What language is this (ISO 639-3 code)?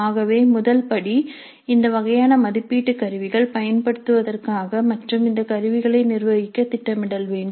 tam